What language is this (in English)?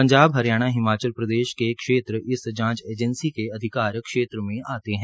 Hindi